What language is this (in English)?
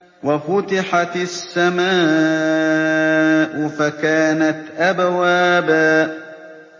Arabic